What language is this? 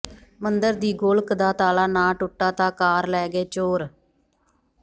Punjabi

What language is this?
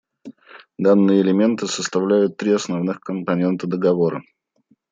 Russian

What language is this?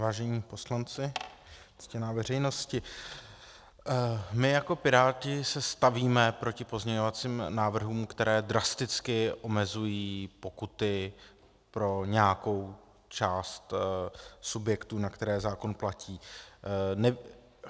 Czech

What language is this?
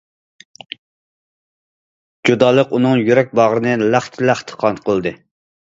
Uyghur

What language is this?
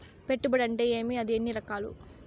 Telugu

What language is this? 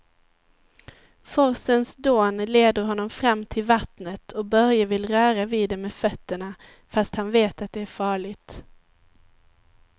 Swedish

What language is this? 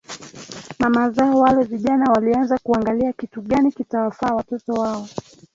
Swahili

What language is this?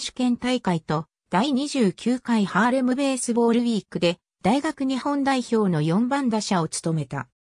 Japanese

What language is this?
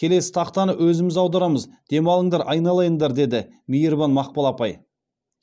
Kazakh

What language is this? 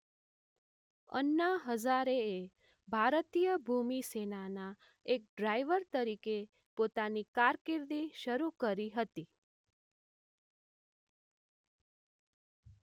Gujarati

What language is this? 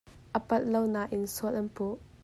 Hakha Chin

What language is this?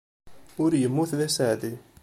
Kabyle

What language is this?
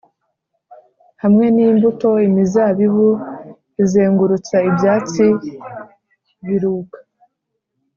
Kinyarwanda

